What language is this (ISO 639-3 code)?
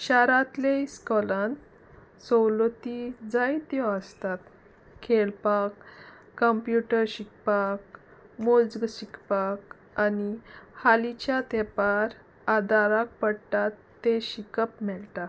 kok